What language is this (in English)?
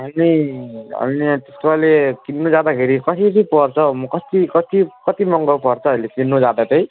Nepali